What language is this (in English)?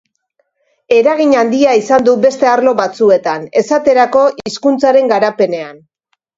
Basque